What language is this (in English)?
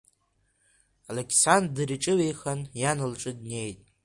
Abkhazian